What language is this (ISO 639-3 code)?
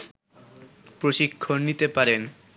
ben